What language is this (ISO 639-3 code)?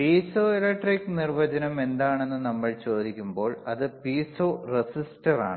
mal